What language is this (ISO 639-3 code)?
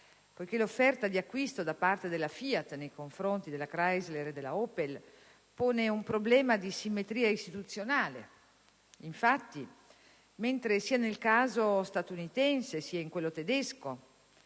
ita